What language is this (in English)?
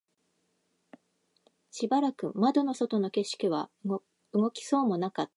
Japanese